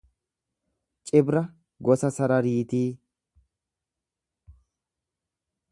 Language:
Oromo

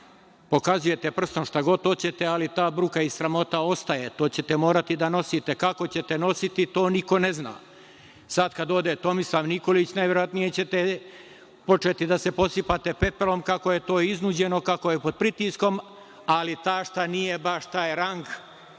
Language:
Serbian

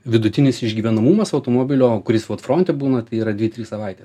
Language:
Lithuanian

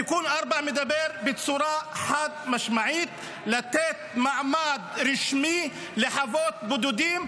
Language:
Hebrew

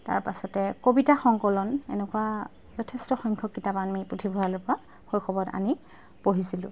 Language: Assamese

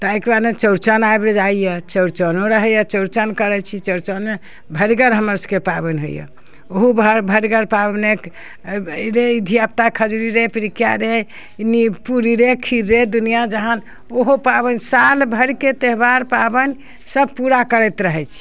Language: Maithili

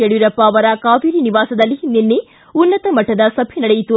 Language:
Kannada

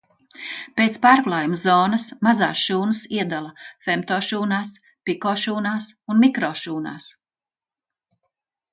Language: Latvian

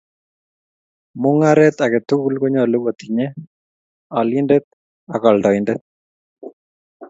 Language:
Kalenjin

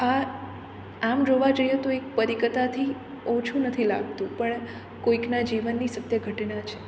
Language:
Gujarati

